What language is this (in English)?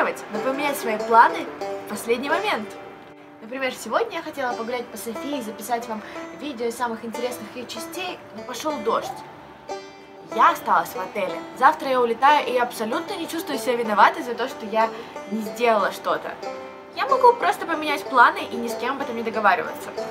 Russian